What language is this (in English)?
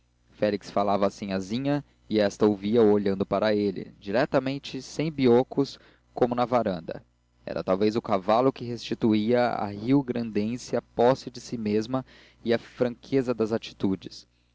Portuguese